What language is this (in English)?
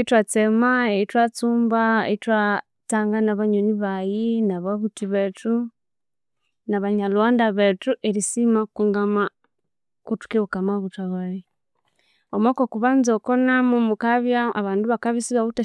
Konzo